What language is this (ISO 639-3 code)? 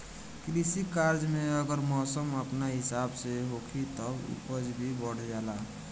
bho